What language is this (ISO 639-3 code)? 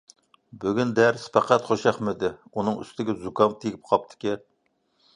uig